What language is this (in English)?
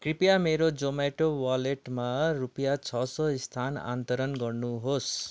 Nepali